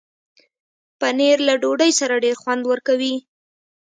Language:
Pashto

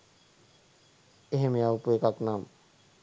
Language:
Sinhala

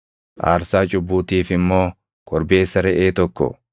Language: Oromo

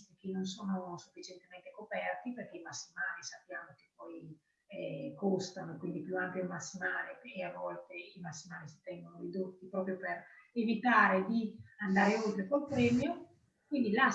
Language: Italian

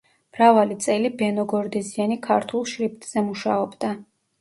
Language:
Georgian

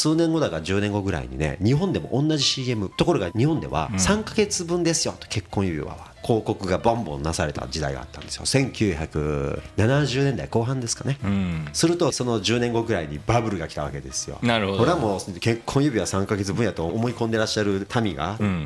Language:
Japanese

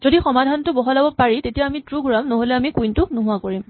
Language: Assamese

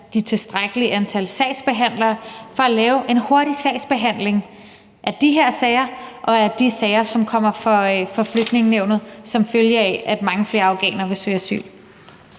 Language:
Danish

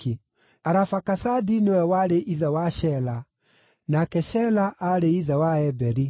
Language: Kikuyu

